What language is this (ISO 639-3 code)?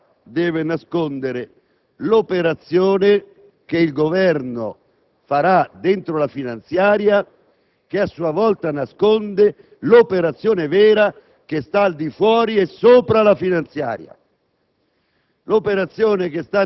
ita